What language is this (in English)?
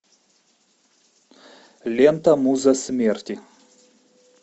Russian